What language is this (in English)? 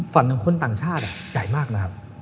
Thai